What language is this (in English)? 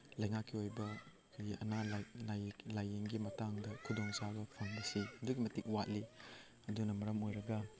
Manipuri